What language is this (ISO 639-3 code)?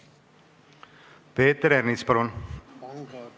est